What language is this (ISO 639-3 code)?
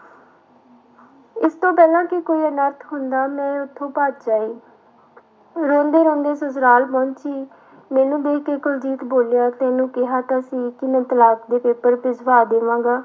pan